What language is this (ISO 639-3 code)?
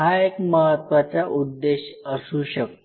mar